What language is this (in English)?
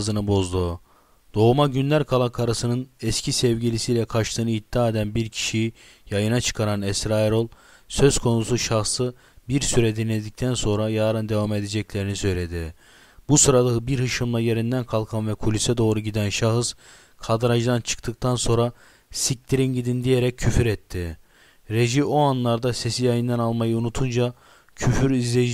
Turkish